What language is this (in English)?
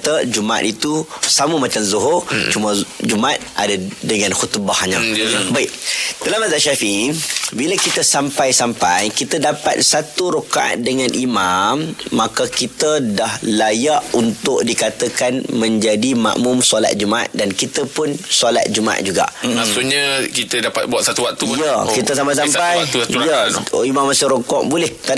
Malay